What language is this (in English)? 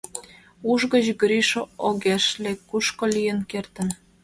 Mari